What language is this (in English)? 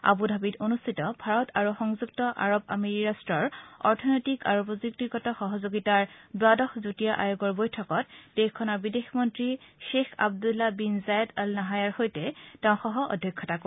Assamese